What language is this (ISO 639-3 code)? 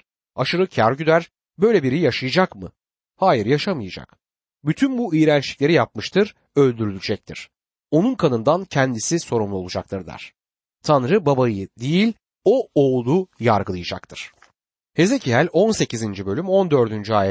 tur